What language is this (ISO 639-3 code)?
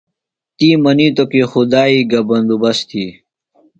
phl